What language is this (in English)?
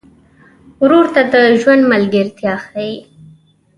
Pashto